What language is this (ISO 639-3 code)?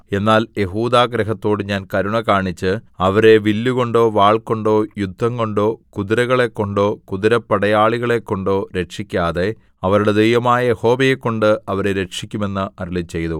mal